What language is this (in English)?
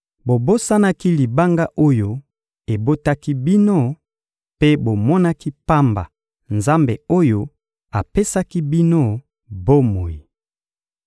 Lingala